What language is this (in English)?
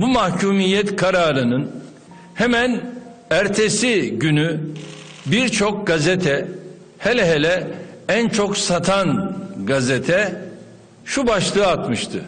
Turkish